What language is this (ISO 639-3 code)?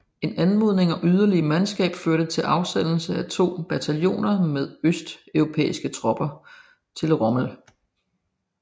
dan